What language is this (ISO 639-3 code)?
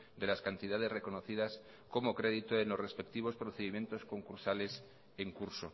spa